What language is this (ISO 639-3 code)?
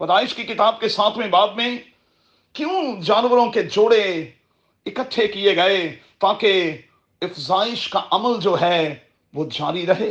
urd